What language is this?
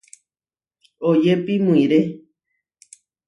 Huarijio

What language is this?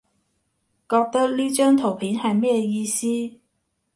Cantonese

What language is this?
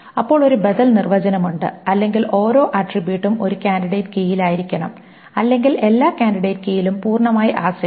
Malayalam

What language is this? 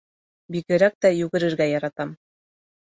Bashkir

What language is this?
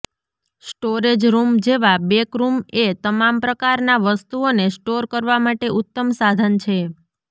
Gujarati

